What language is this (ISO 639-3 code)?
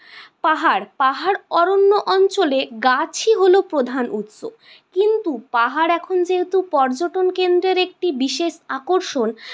ben